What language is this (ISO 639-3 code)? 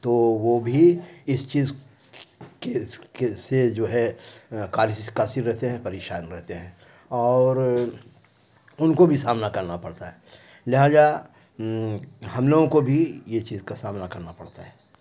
urd